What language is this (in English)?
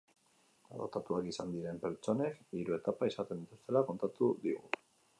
Basque